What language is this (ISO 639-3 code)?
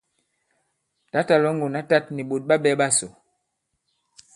abb